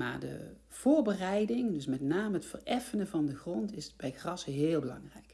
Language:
Dutch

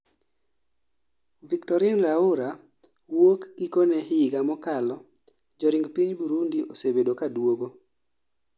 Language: Luo (Kenya and Tanzania)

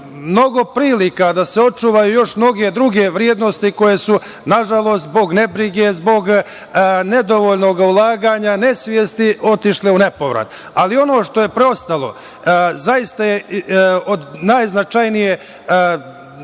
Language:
Serbian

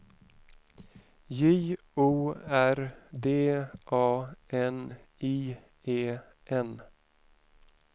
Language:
Swedish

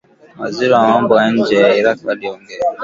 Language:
Swahili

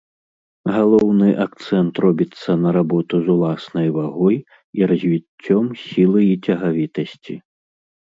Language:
Belarusian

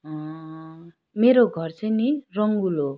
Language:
Nepali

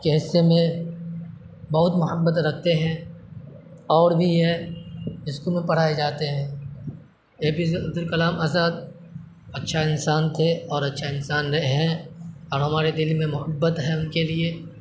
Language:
Urdu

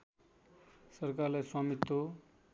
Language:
Nepali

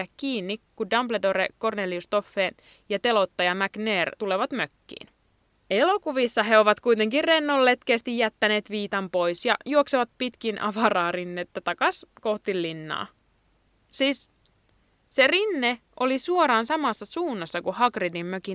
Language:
Finnish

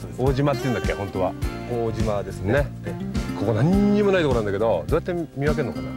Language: Japanese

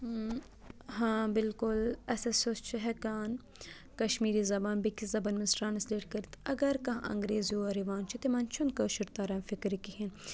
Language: Kashmiri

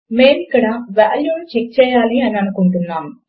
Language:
Telugu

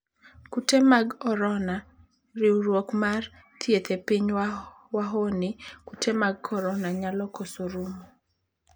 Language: Luo (Kenya and Tanzania)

